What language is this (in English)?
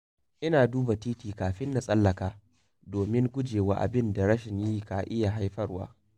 Hausa